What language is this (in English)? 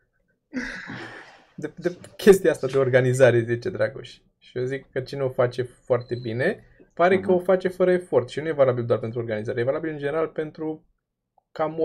Romanian